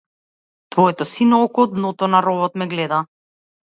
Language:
Macedonian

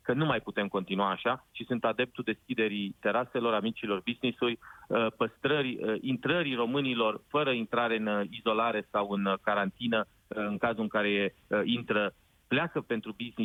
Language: Romanian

